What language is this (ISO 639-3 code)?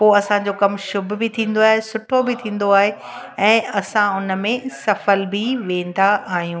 snd